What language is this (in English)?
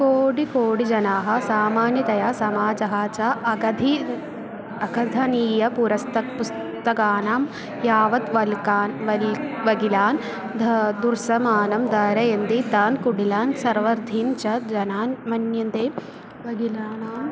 Sanskrit